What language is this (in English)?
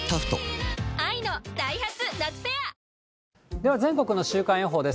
Japanese